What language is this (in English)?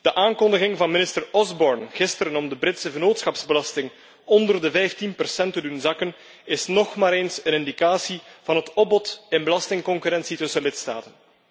Dutch